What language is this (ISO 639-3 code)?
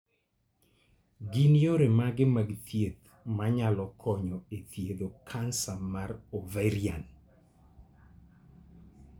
luo